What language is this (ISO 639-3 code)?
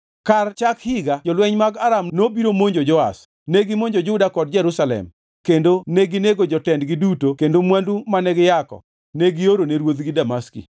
luo